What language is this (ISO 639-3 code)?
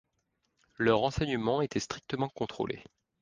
fra